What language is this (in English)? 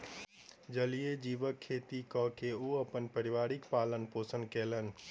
Maithili